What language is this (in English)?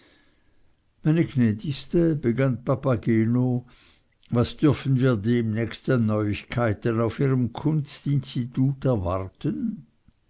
German